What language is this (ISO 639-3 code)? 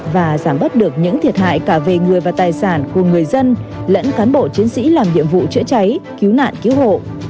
vie